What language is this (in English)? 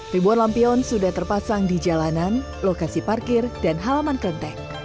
Indonesian